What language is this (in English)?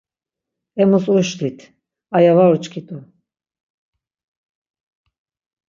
Laz